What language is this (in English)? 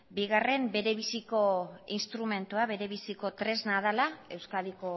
Basque